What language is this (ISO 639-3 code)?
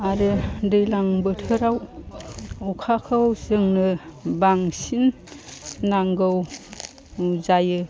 brx